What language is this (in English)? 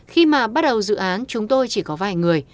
Vietnamese